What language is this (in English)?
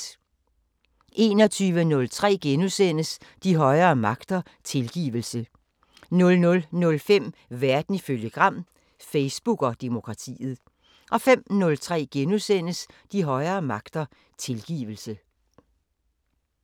Danish